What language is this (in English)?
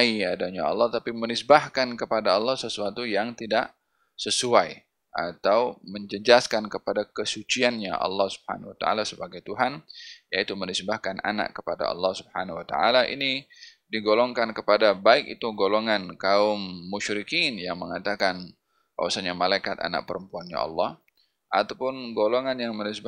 Malay